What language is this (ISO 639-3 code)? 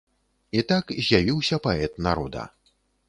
bel